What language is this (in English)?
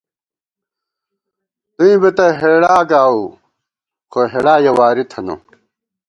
Gawar-Bati